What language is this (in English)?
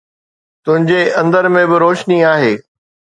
Sindhi